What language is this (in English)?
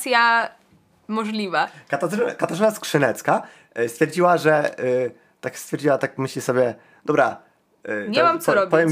Polish